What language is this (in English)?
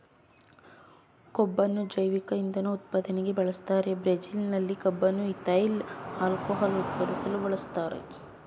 Kannada